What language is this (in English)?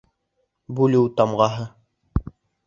Bashkir